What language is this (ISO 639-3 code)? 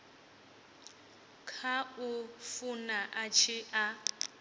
ven